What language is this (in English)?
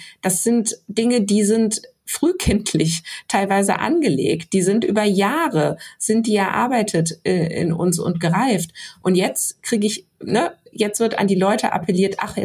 German